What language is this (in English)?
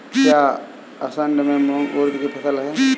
Hindi